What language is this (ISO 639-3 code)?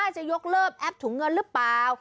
tha